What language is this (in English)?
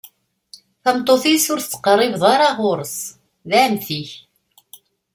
Kabyle